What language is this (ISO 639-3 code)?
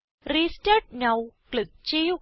mal